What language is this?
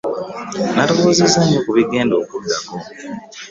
Ganda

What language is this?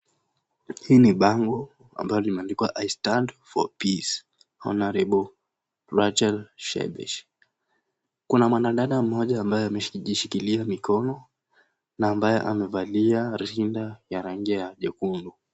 Swahili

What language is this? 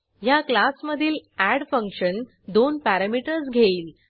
Marathi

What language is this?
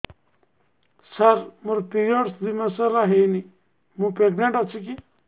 Odia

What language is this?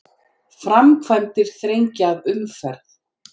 Icelandic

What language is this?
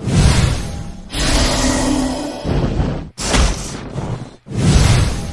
Korean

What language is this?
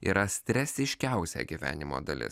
Lithuanian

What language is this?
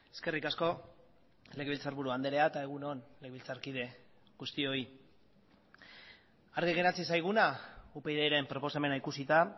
Basque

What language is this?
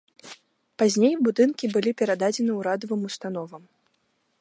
Belarusian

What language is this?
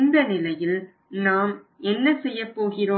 Tamil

